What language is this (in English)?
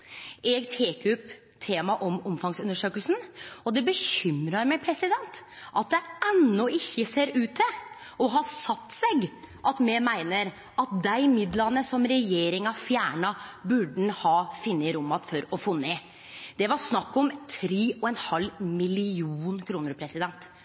Norwegian Nynorsk